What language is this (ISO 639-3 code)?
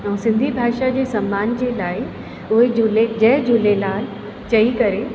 snd